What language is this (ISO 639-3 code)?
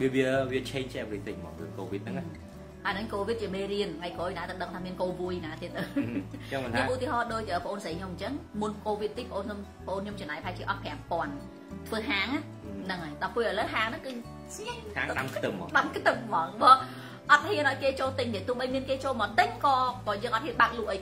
vie